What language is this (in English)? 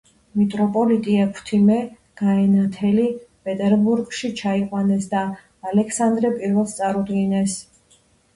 Georgian